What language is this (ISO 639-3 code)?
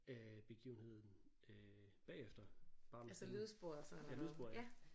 dan